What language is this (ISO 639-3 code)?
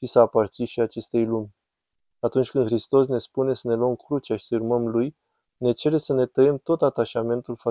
ron